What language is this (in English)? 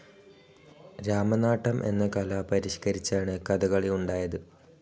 Malayalam